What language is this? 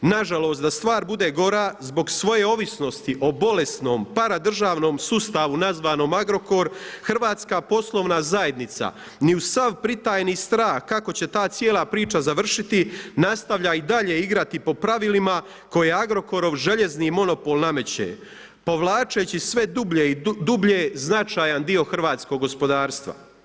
Croatian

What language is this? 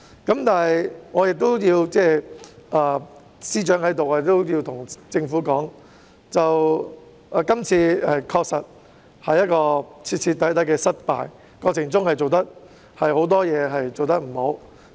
Cantonese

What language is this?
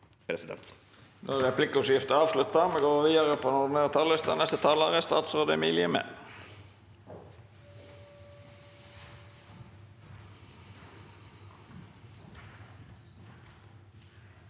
Norwegian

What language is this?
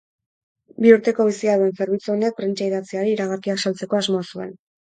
Basque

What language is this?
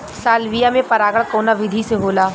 Bhojpuri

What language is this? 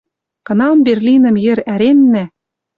Western Mari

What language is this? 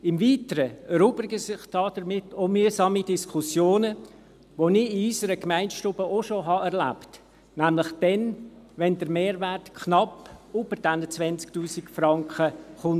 Swiss German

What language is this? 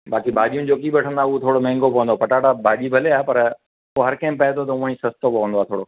Sindhi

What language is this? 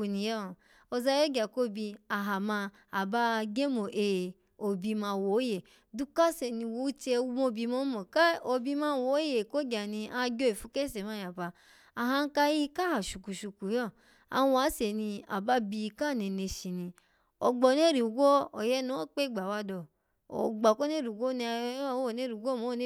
Alago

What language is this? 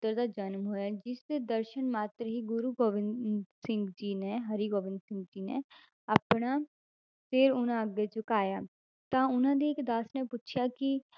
Punjabi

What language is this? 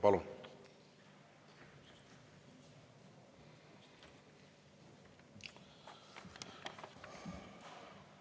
Estonian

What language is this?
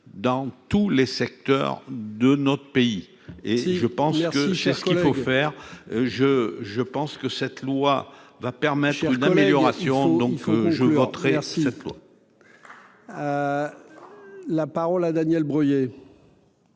French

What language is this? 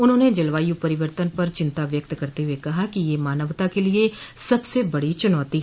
Hindi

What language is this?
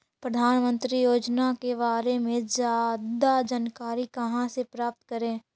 Magahi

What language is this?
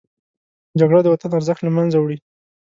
Pashto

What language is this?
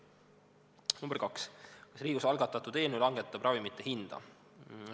Estonian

